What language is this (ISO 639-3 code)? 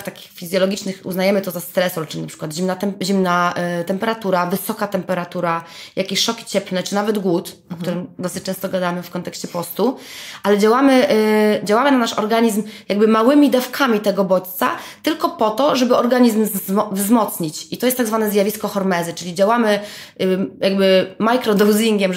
pol